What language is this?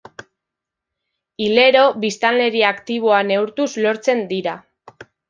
Basque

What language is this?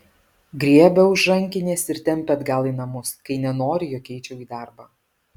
Lithuanian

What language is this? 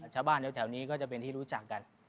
Thai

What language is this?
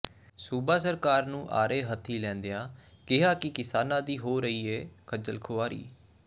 Punjabi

